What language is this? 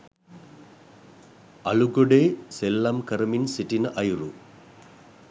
Sinhala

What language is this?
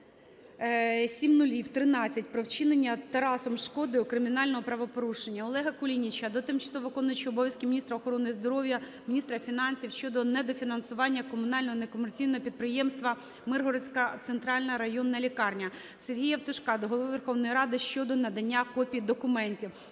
Ukrainian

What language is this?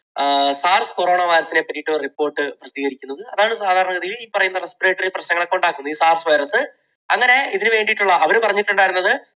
Malayalam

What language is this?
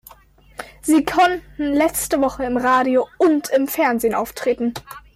German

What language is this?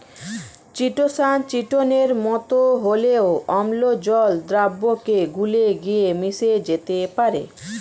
Bangla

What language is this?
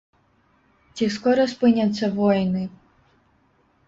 Belarusian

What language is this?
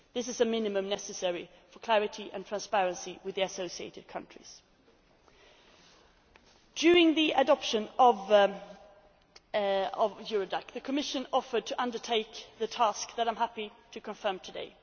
English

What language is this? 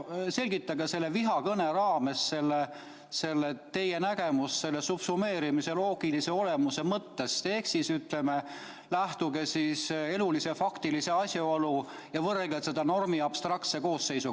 Estonian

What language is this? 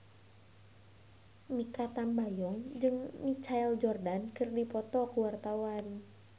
Sundanese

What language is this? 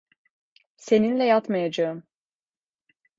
Turkish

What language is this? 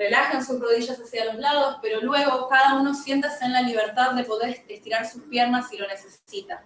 Spanish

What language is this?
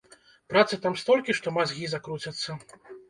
Belarusian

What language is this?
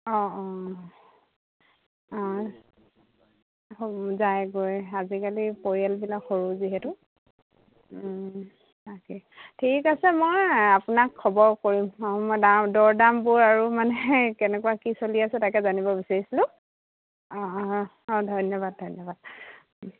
Assamese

